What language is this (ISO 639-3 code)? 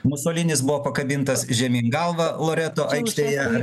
lit